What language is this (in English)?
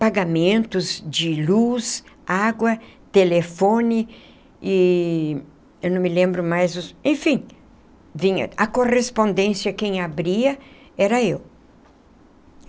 Portuguese